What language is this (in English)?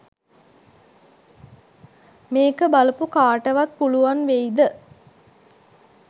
Sinhala